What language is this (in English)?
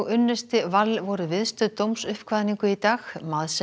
Icelandic